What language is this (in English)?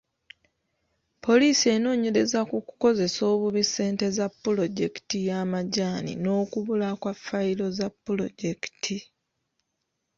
Ganda